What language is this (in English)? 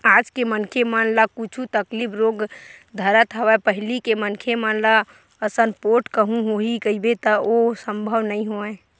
Chhattisgarhi